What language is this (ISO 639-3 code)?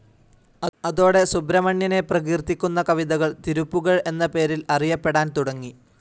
mal